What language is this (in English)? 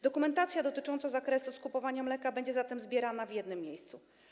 Polish